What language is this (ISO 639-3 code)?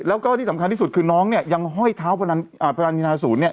tha